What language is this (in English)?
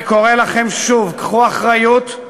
Hebrew